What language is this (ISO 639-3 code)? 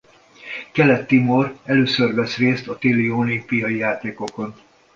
hun